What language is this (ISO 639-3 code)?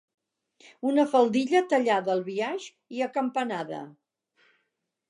cat